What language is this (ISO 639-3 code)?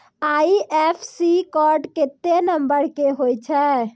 mai